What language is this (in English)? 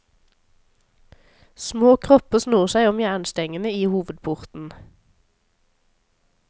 Norwegian